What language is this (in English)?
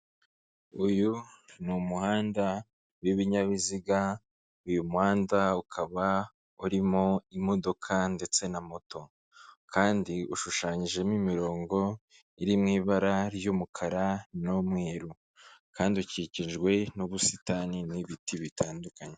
Kinyarwanda